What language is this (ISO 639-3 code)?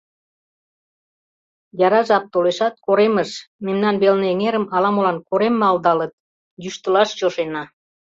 chm